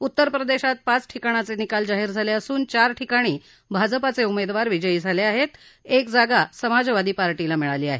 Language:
Marathi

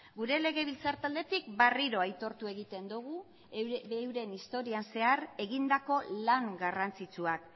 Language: Basque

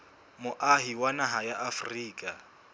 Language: Southern Sotho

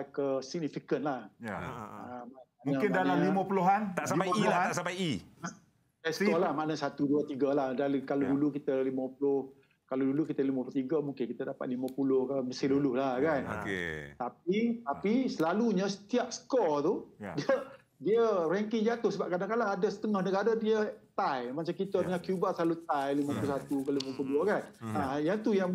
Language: Malay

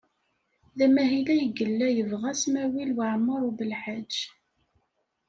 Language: Kabyle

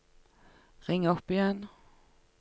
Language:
Norwegian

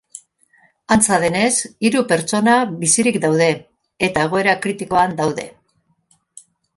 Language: Basque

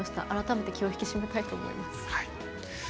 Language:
Japanese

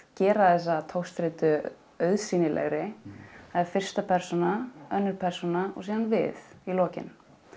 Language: Icelandic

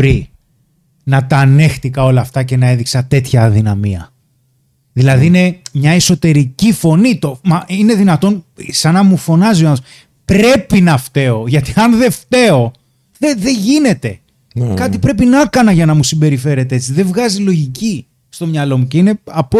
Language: Greek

